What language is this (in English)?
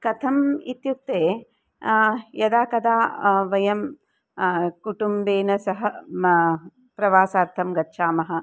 Sanskrit